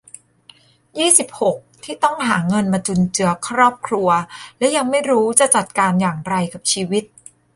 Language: Thai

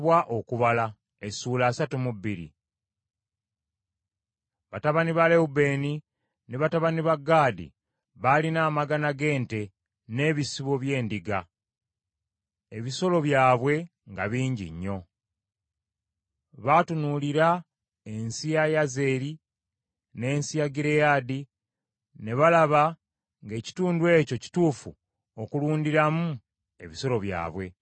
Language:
Ganda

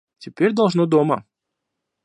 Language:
Russian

